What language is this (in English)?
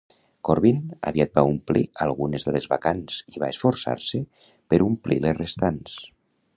Catalan